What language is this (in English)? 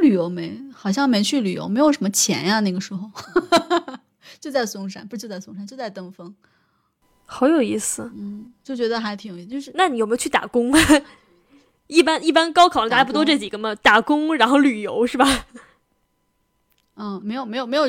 Chinese